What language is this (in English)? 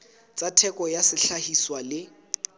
Southern Sotho